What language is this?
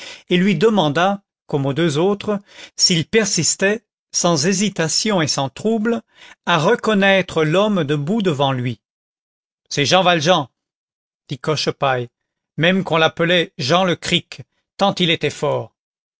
French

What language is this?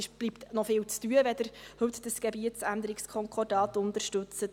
Swiss German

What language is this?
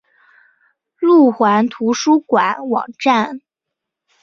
Chinese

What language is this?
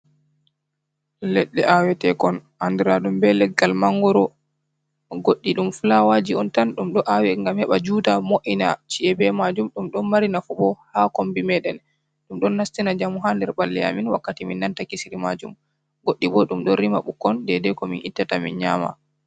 Fula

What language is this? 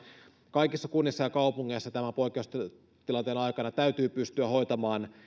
Finnish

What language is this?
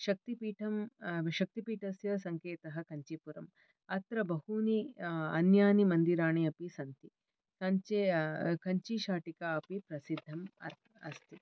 Sanskrit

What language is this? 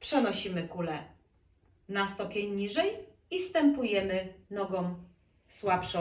Polish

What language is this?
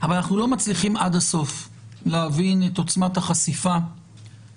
Hebrew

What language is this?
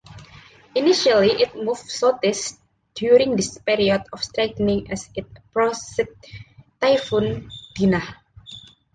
English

